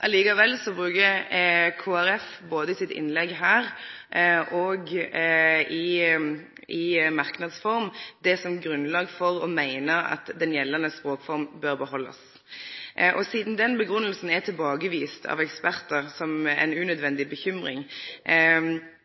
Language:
Norwegian Nynorsk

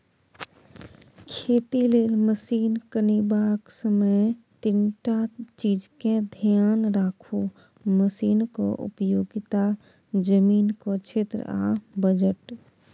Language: Maithili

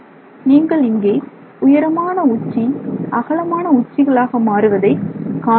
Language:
Tamil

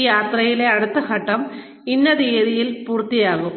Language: Malayalam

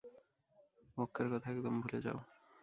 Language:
Bangla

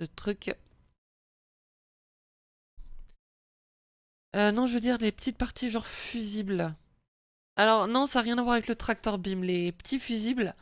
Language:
French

